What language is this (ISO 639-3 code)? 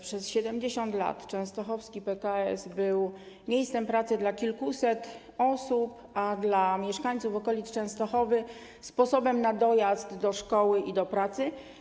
pol